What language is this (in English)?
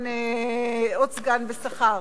Hebrew